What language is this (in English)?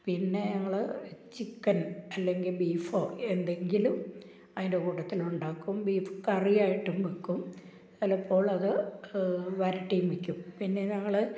Malayalam